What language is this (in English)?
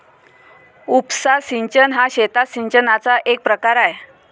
Marathi